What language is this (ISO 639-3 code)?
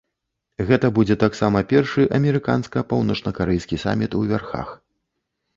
bel